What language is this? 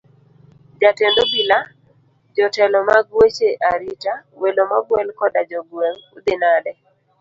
Luo (Kenya and Tanzania)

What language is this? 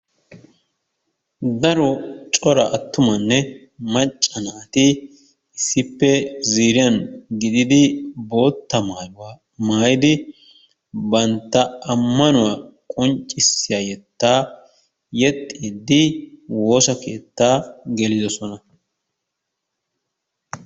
Wolaytta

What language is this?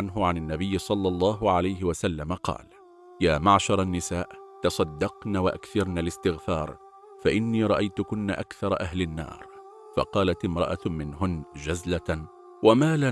Arabic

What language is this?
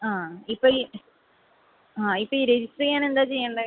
Malayalam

